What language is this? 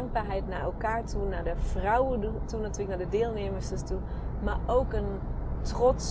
Dutch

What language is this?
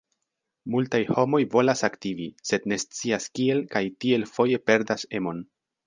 Esperanto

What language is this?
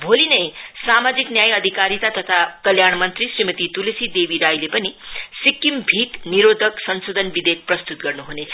Nepali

